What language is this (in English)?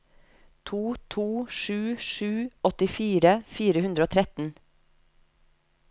Norwegian